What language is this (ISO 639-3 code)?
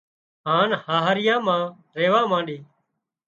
kxp